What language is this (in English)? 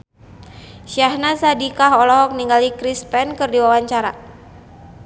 Sundanese